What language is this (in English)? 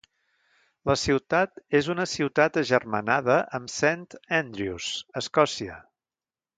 Catalan